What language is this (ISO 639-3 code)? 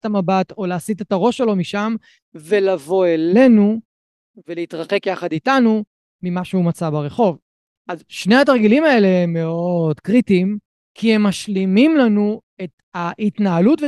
heb